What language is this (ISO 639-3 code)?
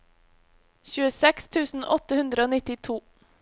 nor